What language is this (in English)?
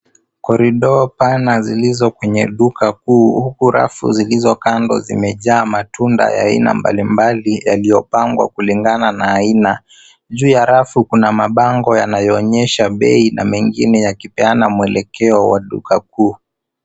Swahili